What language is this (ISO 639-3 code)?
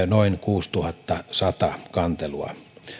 fin